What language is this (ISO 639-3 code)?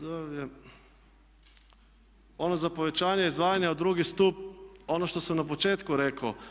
hrv